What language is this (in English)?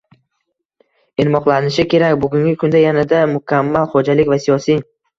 Uzbek